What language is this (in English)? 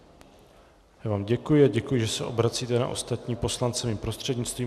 Czech